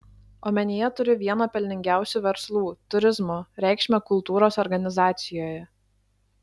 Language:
Lithuanian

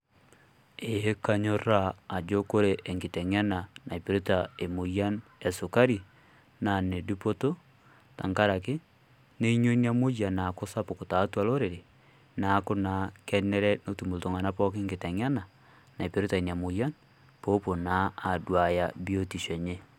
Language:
Masai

